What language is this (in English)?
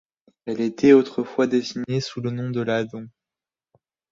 French